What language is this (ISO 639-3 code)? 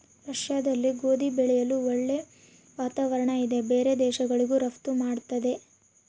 kan